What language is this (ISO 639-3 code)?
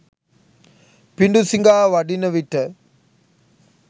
sin